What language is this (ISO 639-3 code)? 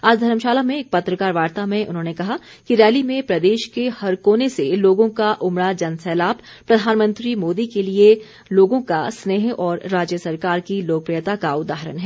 hin